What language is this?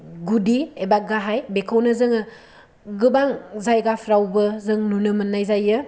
Bodo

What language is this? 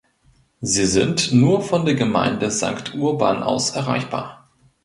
German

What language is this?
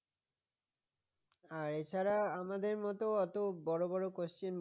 Bangla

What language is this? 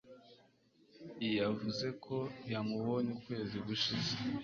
Kinyarwanda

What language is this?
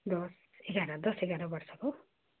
Nepali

